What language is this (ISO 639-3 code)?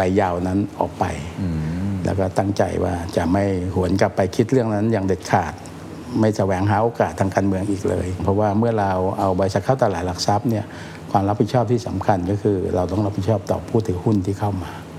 tha